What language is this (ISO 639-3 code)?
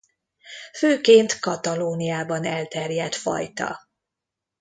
hun